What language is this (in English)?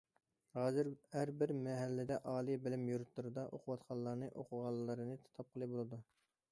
Uyghur